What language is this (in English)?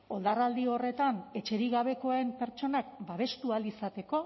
Basque